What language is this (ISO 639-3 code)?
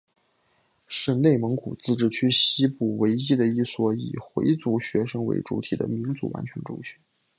zho